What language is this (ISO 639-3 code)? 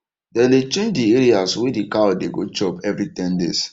pcm